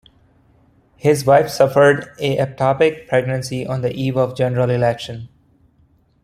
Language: English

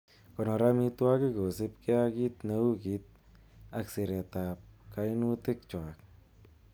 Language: Kalenjin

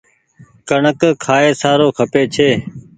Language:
Goaria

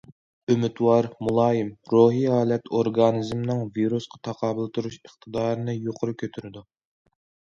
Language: Uyghur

